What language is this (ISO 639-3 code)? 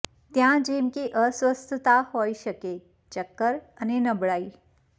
guj